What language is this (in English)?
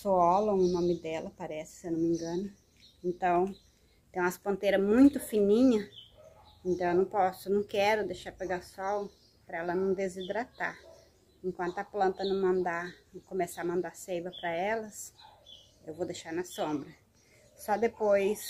Portuguese